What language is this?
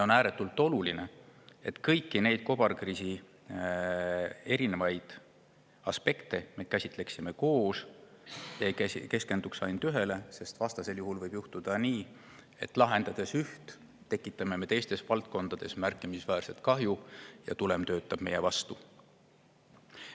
Estonian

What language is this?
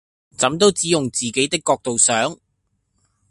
Cantonese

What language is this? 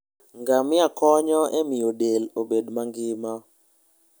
Luo (Kenya and Tanzania)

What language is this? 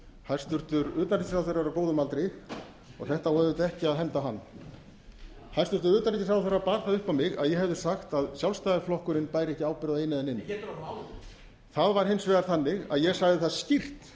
Icelandic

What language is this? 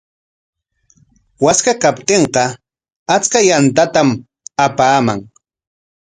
Corongo Ancash Quechua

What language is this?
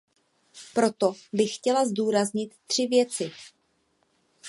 Czech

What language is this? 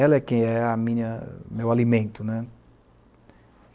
Portuguese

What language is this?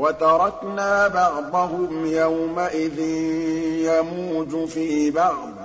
Arabic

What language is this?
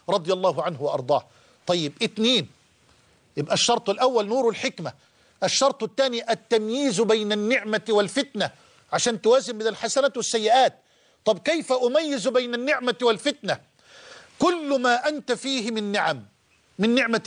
Arabic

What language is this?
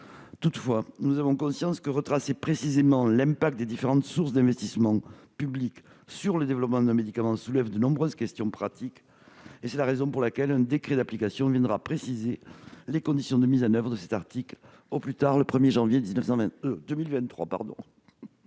French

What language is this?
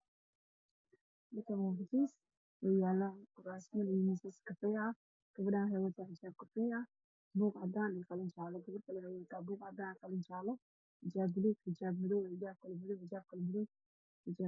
Somali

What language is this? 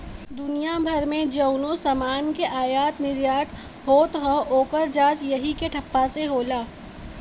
Bhojpuri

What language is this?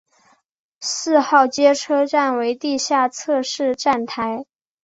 Chinese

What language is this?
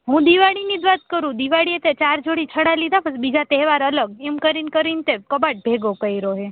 Gujarati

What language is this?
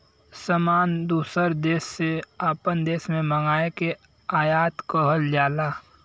Bhojpuri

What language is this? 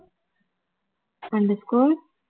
Tamil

